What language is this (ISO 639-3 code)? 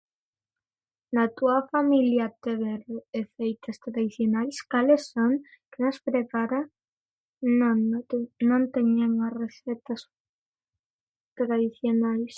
glg